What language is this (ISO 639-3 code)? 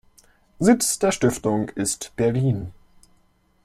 deu